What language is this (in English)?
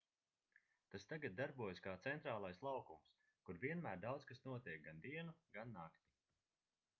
Latvian